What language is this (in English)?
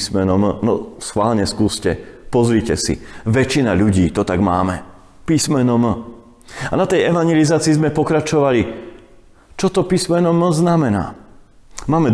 Slovak